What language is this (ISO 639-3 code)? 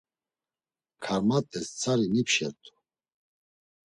lzz